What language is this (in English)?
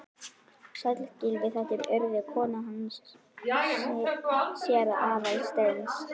Icelandic